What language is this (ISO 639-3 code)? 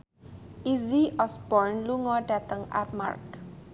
jav